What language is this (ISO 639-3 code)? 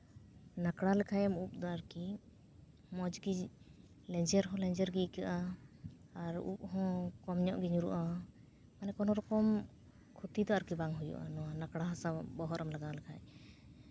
sat